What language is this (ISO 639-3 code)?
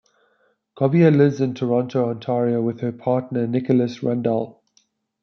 eng